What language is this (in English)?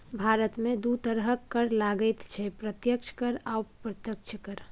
Maithili